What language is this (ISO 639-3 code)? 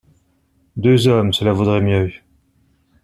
fra